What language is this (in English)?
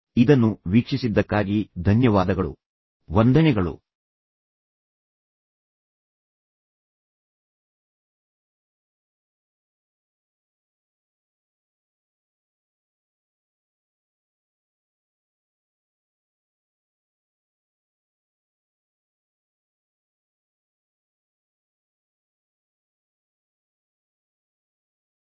Kannada